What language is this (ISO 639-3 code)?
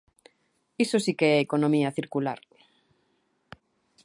glg